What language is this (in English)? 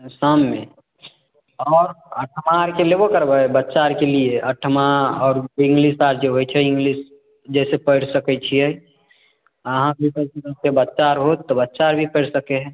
Maithili